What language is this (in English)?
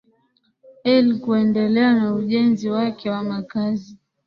Swahili